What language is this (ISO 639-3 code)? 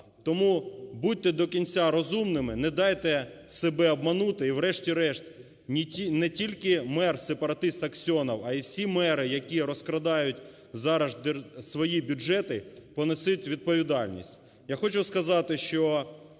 ukr